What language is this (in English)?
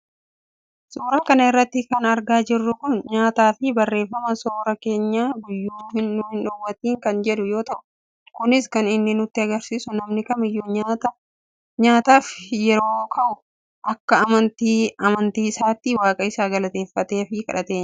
Oromo